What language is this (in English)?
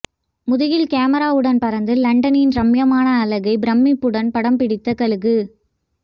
Tamil